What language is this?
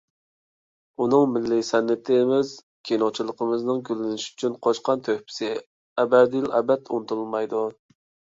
Uyghur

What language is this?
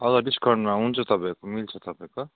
Nepali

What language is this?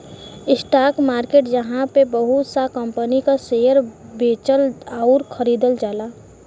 Bhojpuri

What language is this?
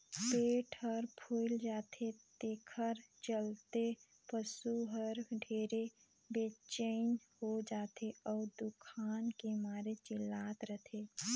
Chhattisgarhi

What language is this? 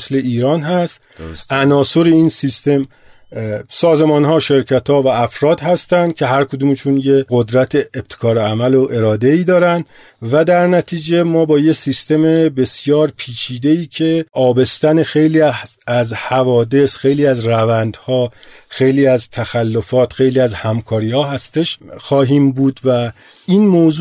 Persian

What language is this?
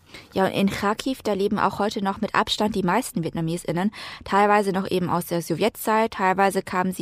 German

